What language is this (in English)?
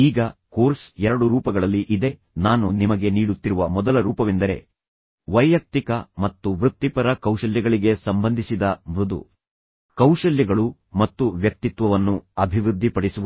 Kannada